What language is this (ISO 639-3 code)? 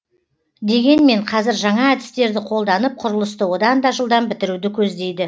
kaz